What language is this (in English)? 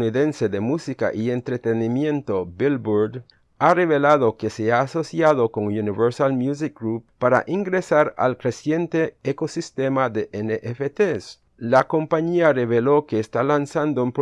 Spanish